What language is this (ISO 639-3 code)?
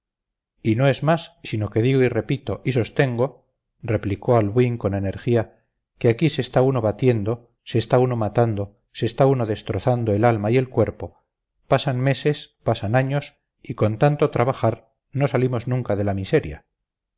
spa